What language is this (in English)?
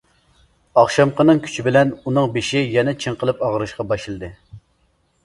Uyghur